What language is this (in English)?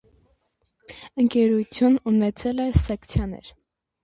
Armenian